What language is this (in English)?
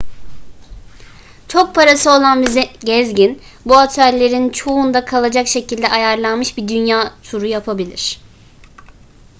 Turkish